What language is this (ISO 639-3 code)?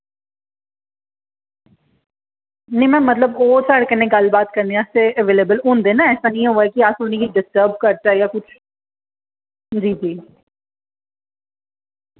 doi